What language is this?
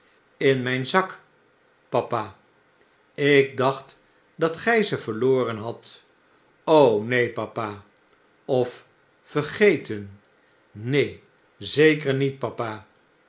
Dutch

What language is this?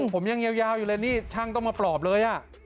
Thai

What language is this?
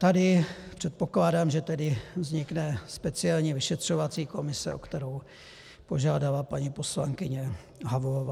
Czech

